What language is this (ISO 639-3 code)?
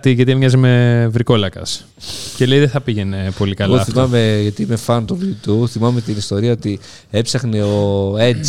ell